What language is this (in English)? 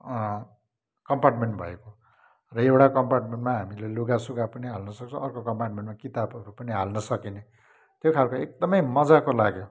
Nepali